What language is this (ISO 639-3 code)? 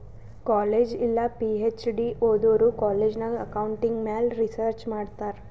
kan